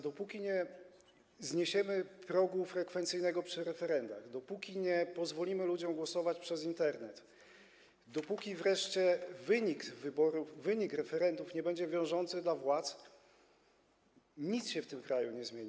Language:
Polish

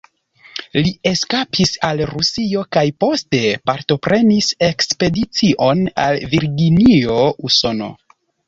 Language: Esperanto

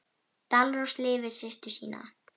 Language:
Icelandic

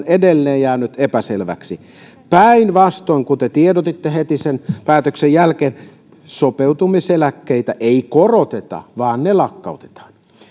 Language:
Finnish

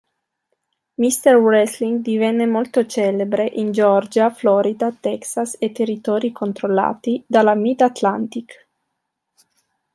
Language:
Italian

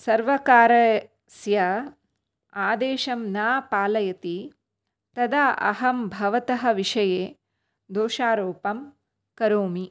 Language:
Sanskrit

